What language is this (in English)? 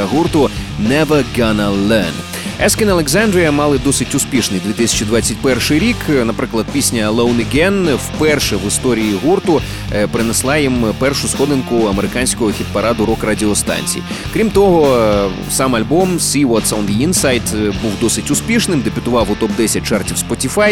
Ukrainian